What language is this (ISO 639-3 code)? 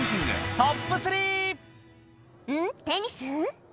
jpn